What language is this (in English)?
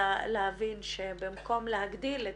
Hebrew